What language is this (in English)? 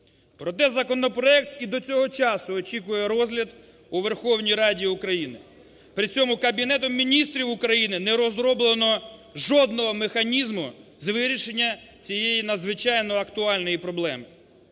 Ukrainian